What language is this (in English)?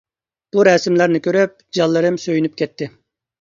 Uyghur